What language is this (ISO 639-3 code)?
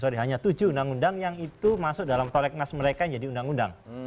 ind